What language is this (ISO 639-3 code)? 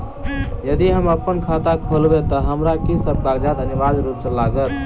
mai